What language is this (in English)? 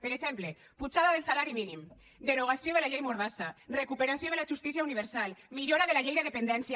Catalan